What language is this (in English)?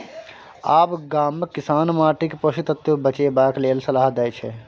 Maithili